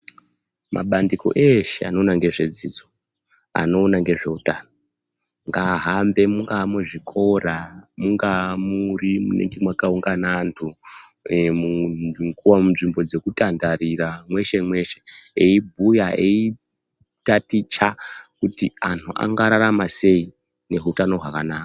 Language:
Ndau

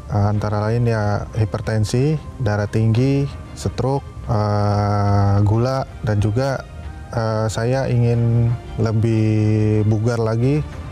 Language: Indonesian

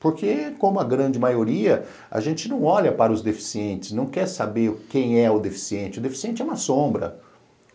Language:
Portuguese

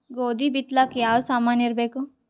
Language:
Kannada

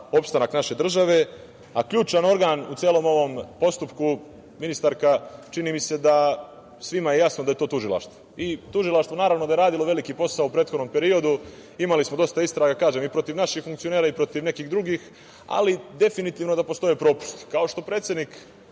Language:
Serbian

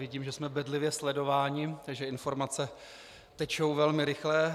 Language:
Czech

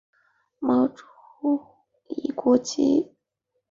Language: Chinese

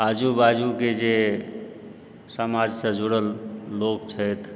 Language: Maithili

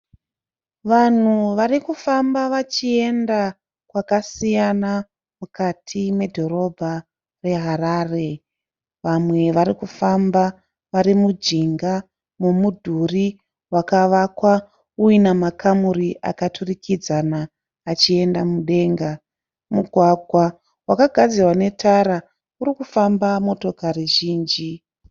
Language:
Shona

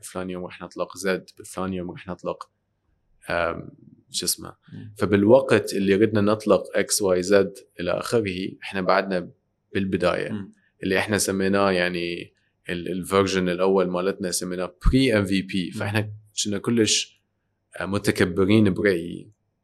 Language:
Arabic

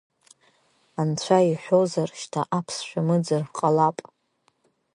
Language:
Abkhazian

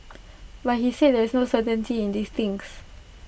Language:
English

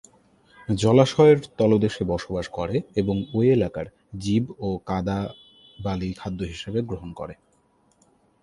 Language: Bangla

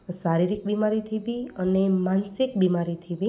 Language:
Gujarati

